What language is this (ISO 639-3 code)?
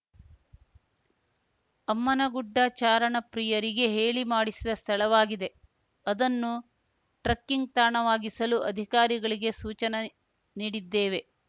kan